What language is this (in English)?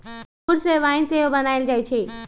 Magahi